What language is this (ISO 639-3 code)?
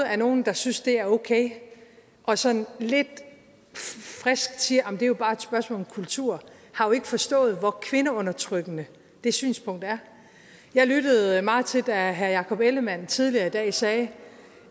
dan